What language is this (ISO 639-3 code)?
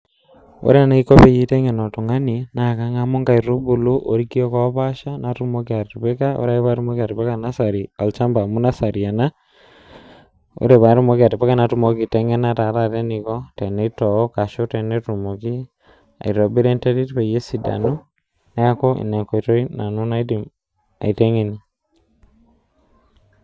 mas